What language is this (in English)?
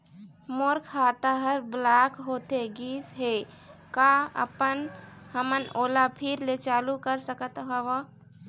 Chhattisgarhi